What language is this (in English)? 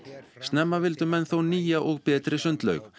Icelandic